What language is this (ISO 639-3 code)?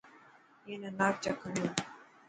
mki